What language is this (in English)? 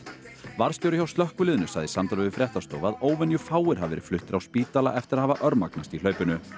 Icelandic